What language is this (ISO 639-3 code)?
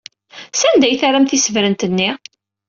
kab